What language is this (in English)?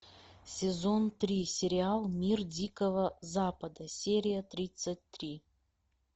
Russian